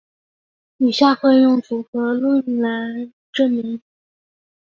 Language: Chinese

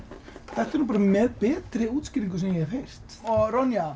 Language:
Icelandic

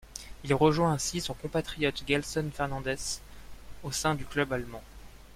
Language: French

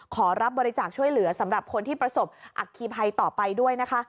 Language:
Thai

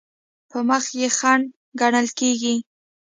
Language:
Pashto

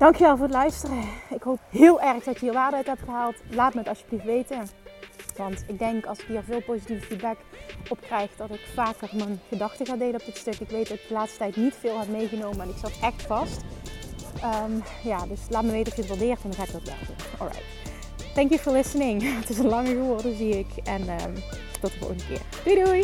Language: Dutch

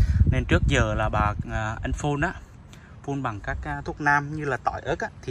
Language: Vietnamese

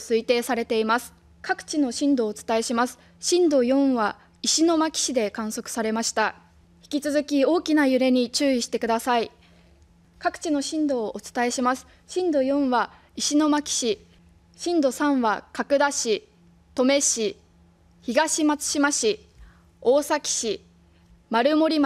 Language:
Japanese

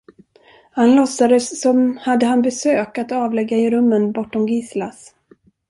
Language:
Swedish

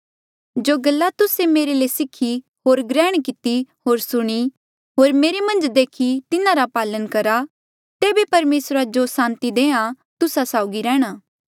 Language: Mandeali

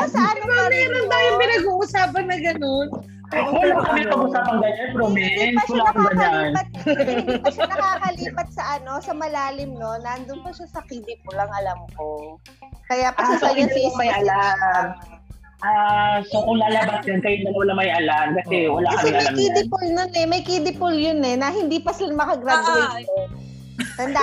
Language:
Filipino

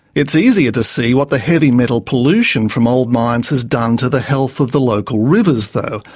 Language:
English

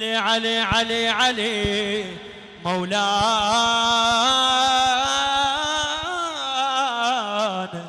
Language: Arabic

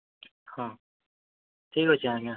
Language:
Odia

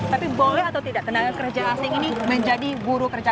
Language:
Indonesian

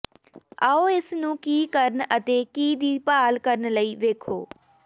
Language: Punjabi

